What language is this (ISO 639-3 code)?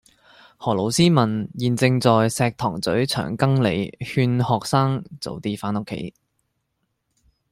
yue